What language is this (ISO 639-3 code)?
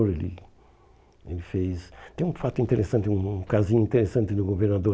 por